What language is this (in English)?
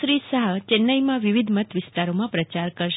Gujarati